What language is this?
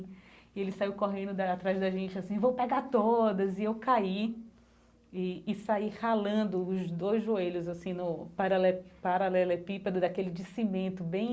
Portuguese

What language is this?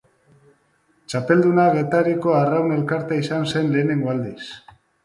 Basque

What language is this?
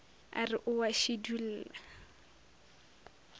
Northern Sotho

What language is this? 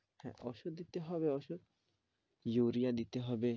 Bangla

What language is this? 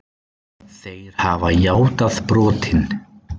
Icelandic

